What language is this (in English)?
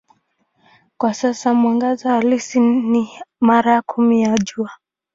Swahili